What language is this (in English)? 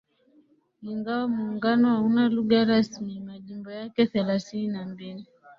Swahili